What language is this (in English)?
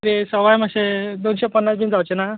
Konkani